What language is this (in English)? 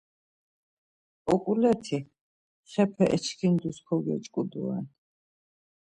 Laz